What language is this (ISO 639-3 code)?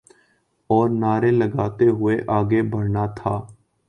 urd